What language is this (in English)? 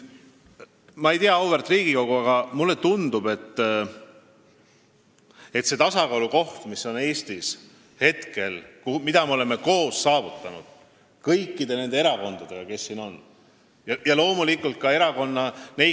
Estonian